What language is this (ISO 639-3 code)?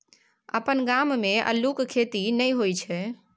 mai